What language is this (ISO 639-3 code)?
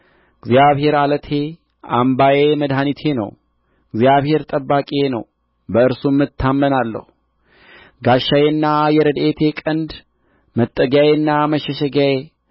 amh